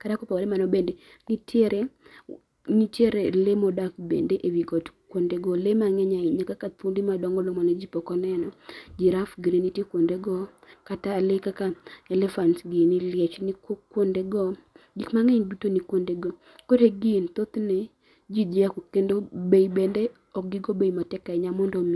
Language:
Luo (Kenya and Tanzania)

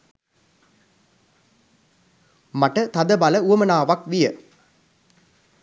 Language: Sinhala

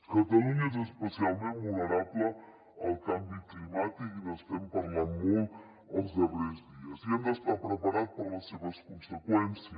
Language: Catalan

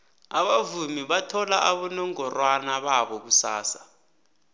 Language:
South Ndebele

